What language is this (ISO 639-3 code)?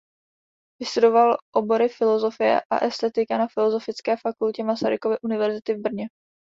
ces